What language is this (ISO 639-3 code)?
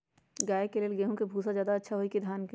mag